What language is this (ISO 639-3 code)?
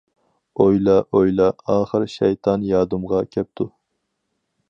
uig